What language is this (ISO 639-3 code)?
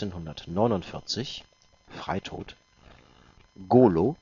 deu